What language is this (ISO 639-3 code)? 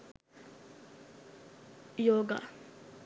sin